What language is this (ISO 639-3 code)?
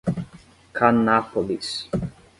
por